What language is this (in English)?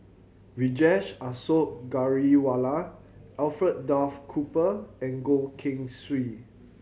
English